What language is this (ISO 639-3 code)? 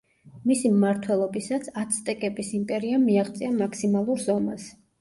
kat